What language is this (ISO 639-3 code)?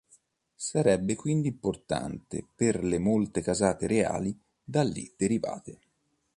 ita